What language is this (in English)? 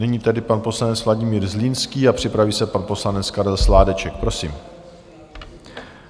Czech